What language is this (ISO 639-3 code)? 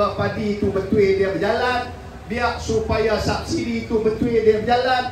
msa